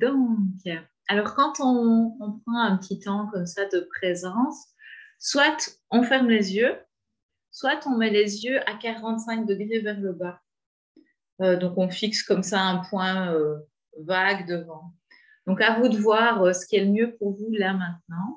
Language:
French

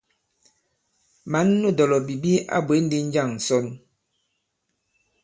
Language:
Bankon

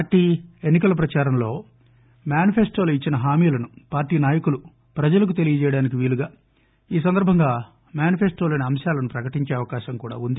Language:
Telugu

